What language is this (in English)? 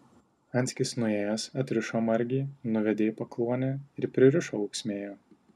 Lithuanian